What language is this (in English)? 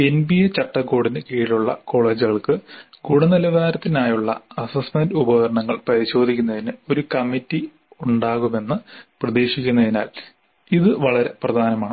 Malayalam